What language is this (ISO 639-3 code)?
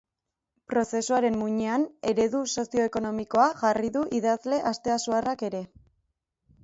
eus